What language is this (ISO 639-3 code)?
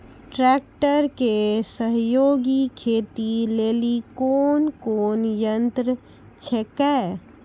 mai